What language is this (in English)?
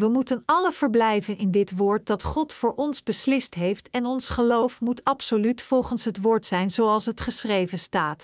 Dutch